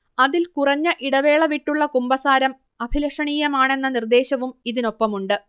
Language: Malayalam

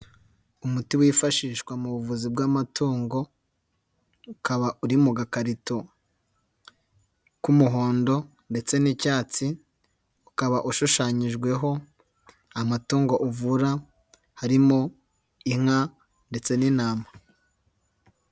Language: Kinyarwanda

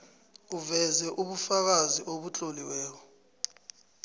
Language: South Ndebele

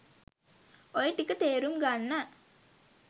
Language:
Sinhala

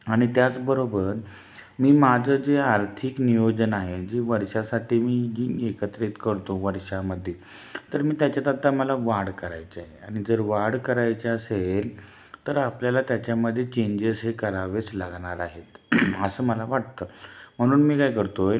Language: Marathi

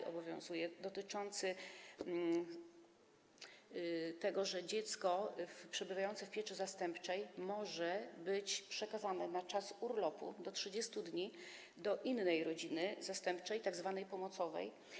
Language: Polish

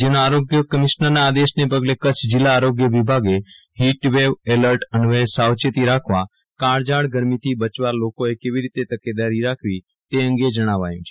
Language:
Gujarati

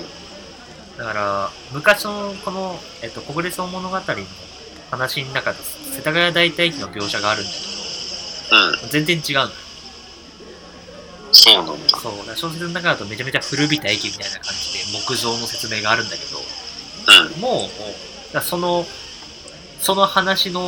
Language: Japanese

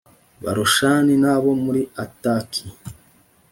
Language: Kinyarwanda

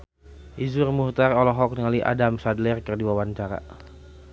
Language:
Sundanese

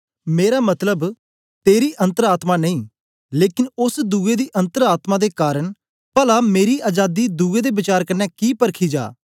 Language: Dogri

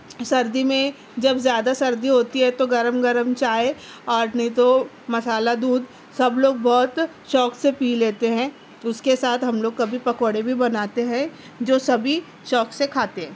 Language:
Urdu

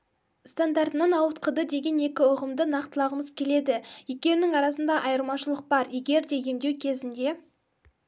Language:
Kazakh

